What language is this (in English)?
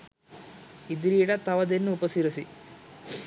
Sinhala